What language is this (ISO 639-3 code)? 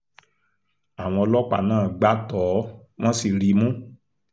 yor